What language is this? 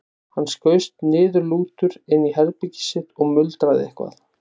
Icelandic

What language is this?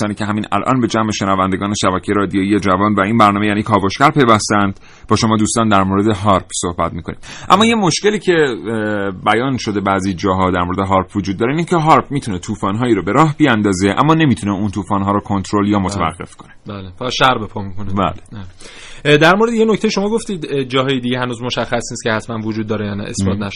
Persian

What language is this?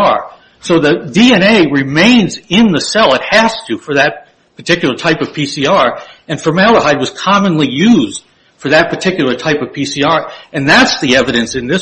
English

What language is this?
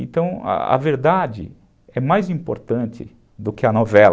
Portuguese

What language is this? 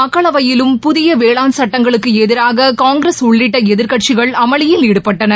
Tamil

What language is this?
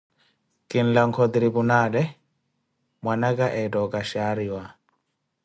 Koti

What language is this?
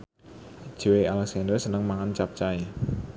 Javanese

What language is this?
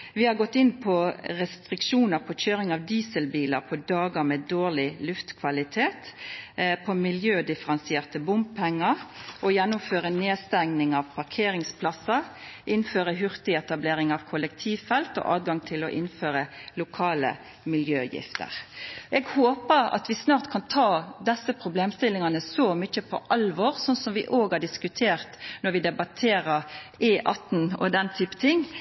Norwegian Nynorsk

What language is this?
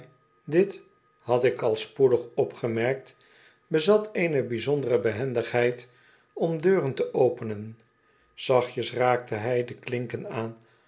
Dutch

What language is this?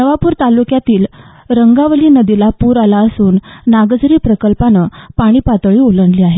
Marathi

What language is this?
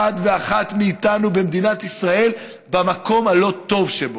Hebrew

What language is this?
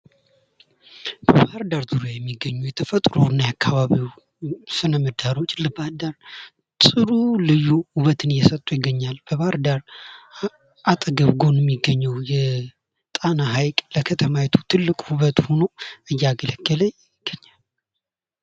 Amharic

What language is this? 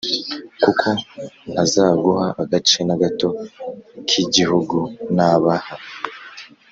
Kinyarwanda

